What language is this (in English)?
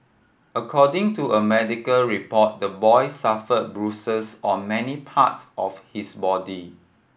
English